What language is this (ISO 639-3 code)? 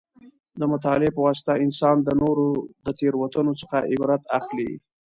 pus